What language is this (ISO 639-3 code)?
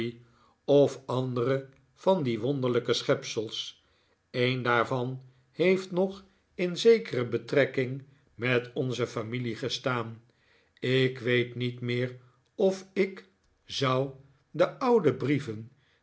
nld